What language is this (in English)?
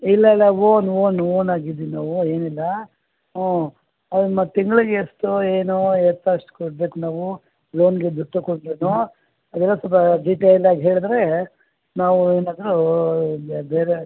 Kannada